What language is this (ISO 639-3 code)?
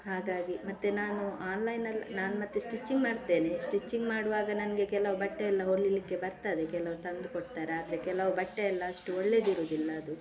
kan